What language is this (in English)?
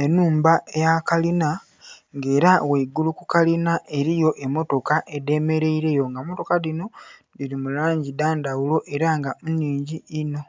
Soga